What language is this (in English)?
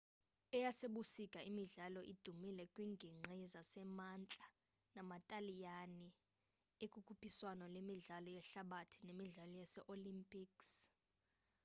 Xhosa